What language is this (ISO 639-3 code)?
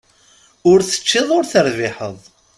kab